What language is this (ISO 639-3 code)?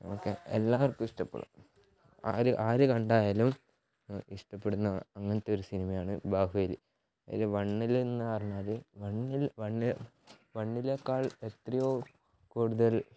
mal